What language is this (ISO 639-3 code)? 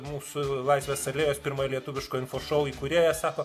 lit